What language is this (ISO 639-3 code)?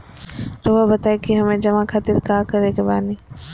mag